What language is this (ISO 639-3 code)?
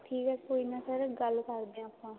pan